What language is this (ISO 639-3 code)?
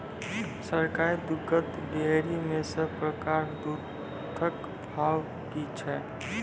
mai